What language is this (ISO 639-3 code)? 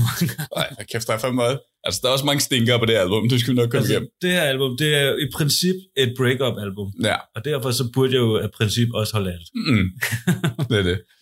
dan